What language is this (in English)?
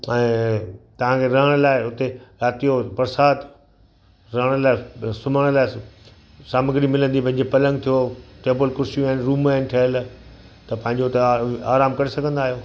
Sindhi